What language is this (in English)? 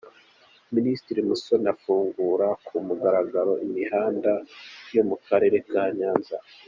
Kinyarwanda